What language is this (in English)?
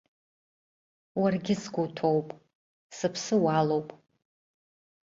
Abkhazian